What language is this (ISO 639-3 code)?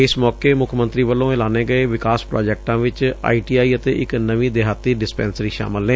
pan